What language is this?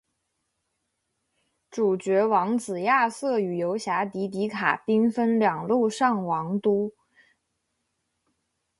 Chinese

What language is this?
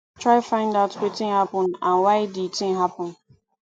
Nigerian Pidgin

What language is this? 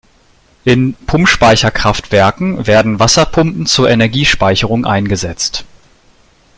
German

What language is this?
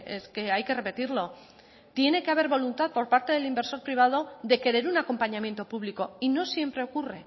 Spanish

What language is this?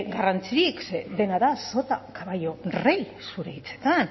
Basque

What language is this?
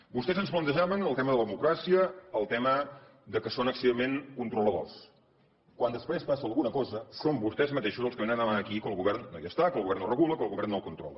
Catalan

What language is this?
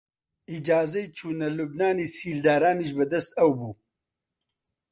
Central Kurdish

